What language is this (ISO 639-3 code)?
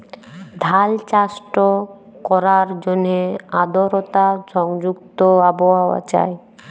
ben